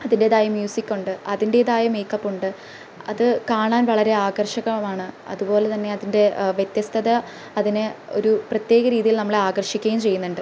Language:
Malayalam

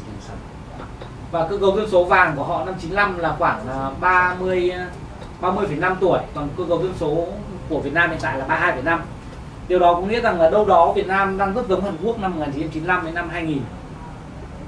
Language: Vietnamese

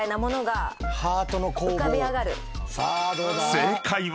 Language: Japanese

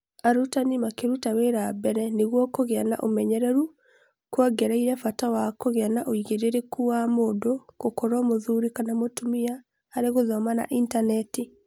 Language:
Kikuyu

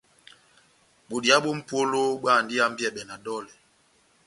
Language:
Batanga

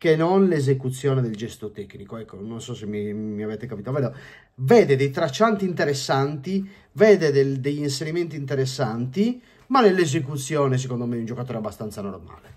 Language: Italian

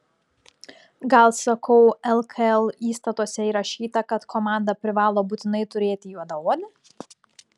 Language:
Lithuanian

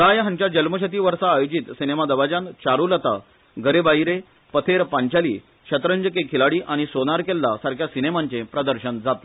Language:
Konkani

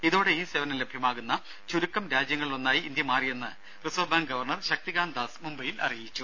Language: Malayalam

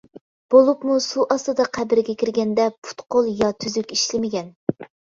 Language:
Uyghur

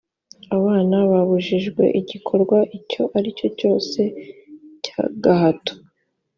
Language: Kinyarwanda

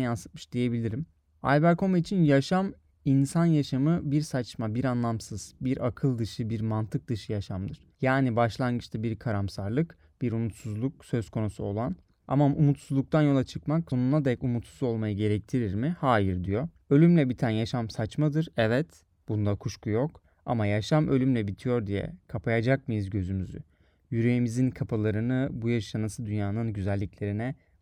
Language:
Turkish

